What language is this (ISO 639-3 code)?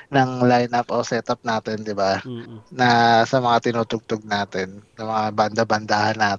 fil